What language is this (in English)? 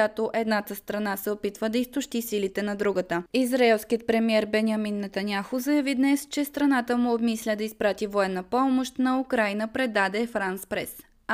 Bulgarian